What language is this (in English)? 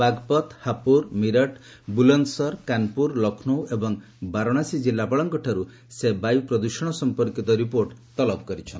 Odia